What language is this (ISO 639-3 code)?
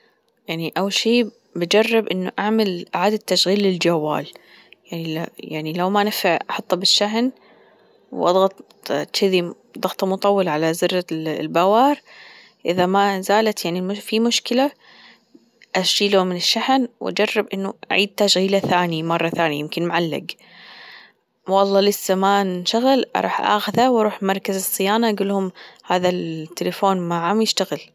afb